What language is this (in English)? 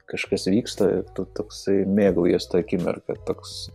Lithuanian